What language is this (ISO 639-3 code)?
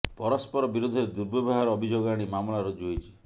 ori